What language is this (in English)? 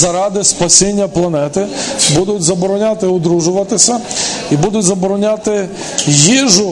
Ukrainian